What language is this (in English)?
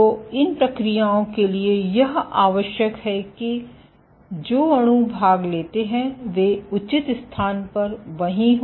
Hindi